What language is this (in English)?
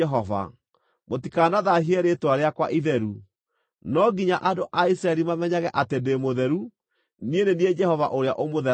Kikuyu